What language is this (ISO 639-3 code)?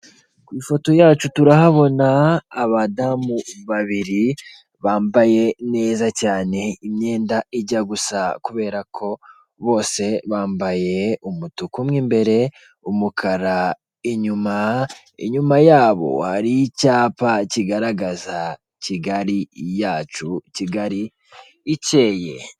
kin